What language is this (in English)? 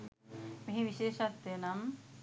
Sinhala